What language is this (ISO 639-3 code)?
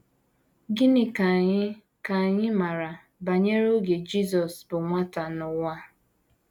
ibo